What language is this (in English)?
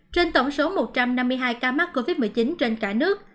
Vietnamese